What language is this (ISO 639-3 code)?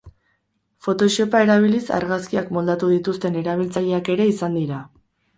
eus